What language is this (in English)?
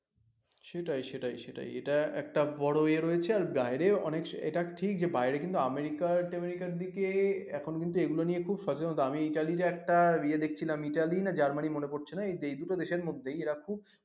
Bangla